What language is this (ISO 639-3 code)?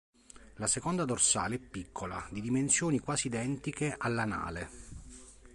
ita